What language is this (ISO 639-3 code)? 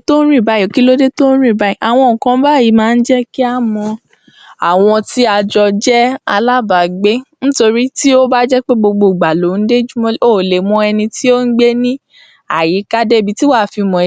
yor